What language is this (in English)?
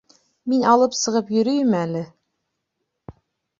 Bashkir